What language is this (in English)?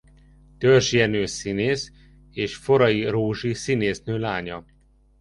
Hungarian